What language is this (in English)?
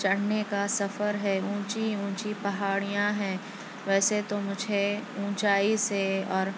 Urdu